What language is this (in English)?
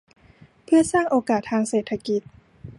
Thai